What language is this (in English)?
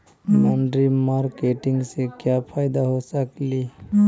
Magahi